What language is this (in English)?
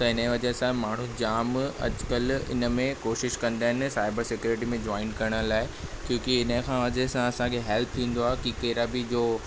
Sindhi